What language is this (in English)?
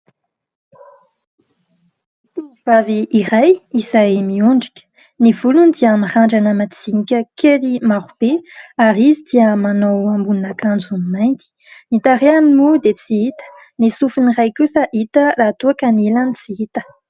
Malagasy